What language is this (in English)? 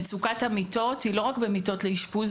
Hebrew